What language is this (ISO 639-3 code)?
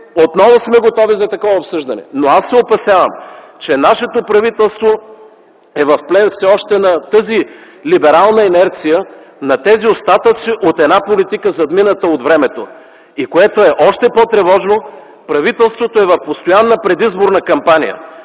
bul